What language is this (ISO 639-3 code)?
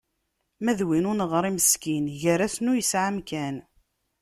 kab